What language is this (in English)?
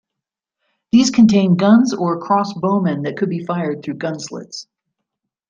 English